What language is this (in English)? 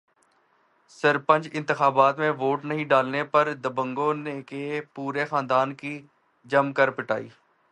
Urdu